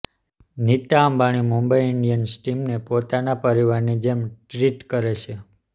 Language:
Gujarati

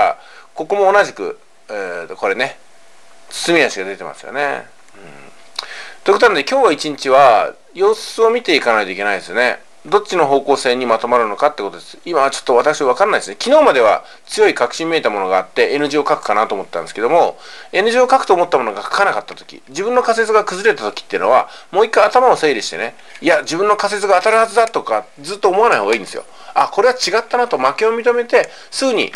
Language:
Japanese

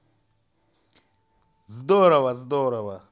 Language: Russian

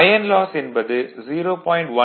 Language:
Tamil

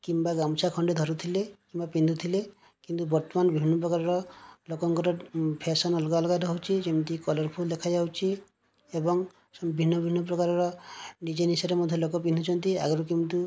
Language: Odia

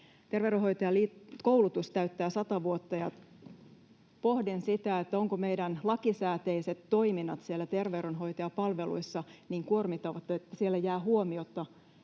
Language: Finnish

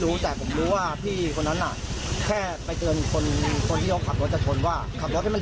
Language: Thai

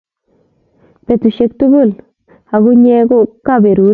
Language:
Kalenjin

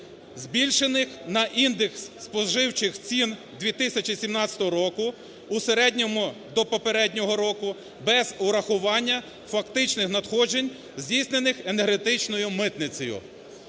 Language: Ukrainian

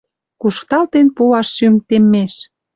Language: Western Mari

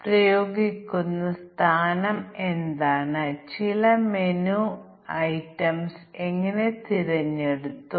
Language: Malayalam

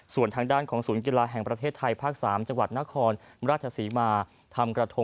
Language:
Thai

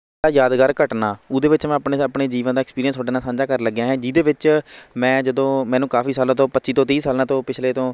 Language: Punjabi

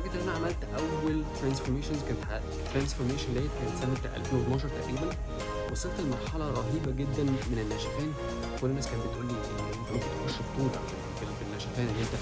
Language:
Arabic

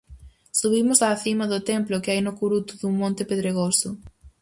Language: Galician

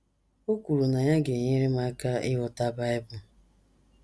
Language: Igbo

